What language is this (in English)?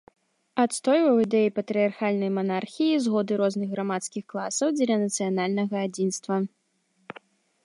Belarusian